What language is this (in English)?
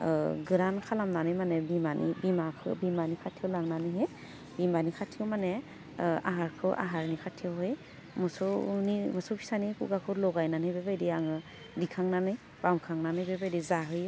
Bodo